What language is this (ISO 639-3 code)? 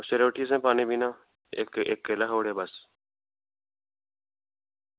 doi